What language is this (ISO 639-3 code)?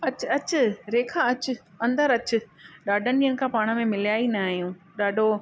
snd